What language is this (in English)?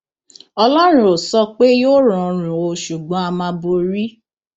Yoruba